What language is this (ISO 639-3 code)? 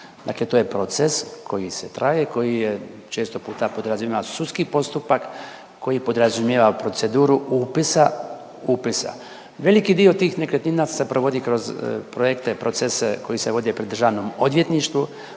hrv